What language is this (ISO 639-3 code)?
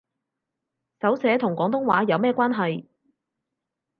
yue